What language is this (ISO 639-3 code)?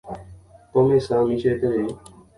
grn